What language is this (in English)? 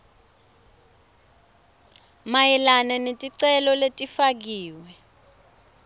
Swati